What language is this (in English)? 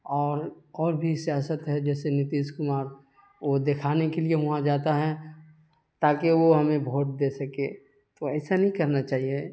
Urdu